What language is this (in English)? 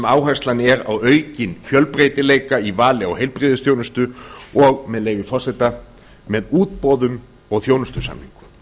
Icelandic